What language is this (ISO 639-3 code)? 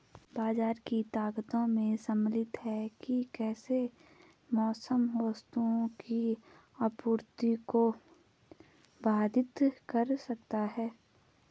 hin